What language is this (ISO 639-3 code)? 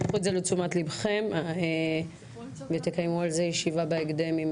heb